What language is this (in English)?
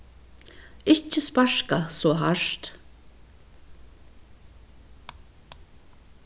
Faroese